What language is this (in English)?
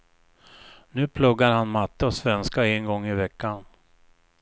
Swedish